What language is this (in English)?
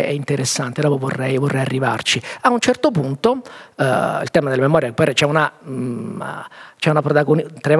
Italian